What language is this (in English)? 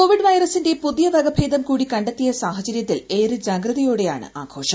Malayalam